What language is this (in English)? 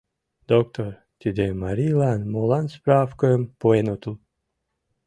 Mari